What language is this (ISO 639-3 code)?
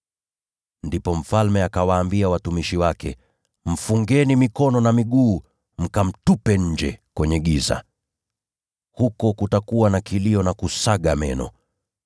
swa